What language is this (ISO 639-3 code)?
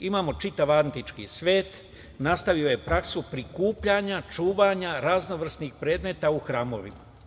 srp